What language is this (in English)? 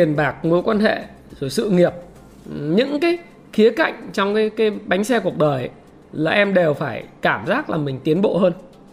Vietnamese